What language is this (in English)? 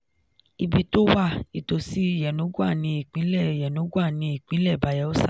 Yoruba